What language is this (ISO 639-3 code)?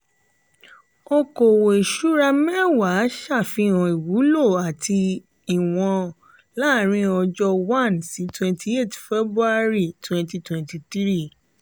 yor